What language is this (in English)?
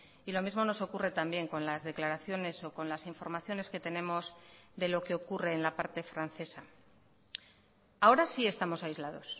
Spanish